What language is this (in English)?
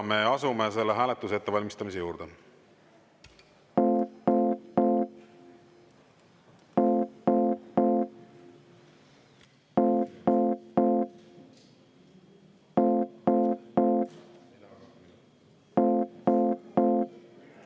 Estonian